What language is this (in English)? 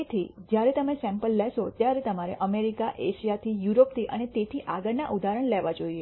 Gujarati